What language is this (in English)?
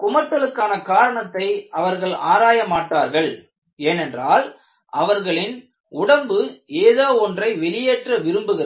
Tamil